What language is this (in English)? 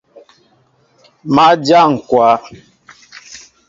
Mbo (Cameroon)